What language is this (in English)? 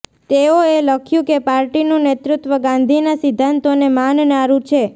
Gujarati